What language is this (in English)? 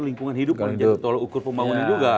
Indonesian